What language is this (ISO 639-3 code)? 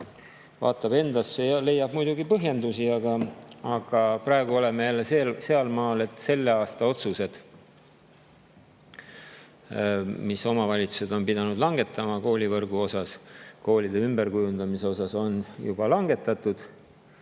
est